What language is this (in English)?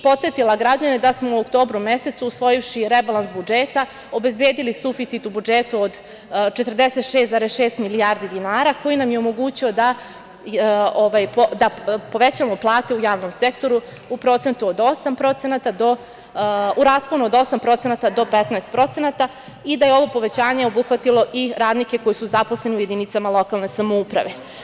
Serbian